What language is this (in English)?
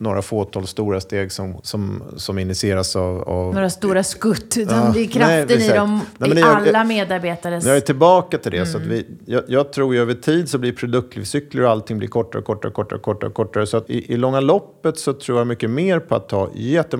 Swedish